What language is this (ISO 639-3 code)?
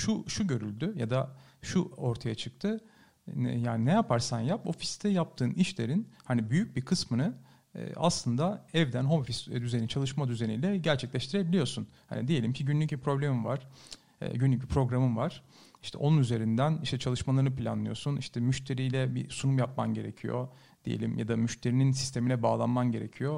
tur